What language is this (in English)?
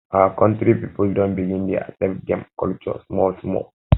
Nigerian Pidgin